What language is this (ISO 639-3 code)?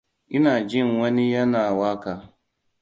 hau